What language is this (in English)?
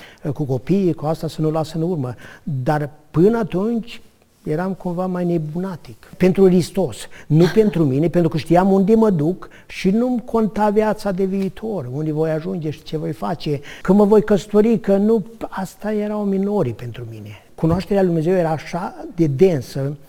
Romanian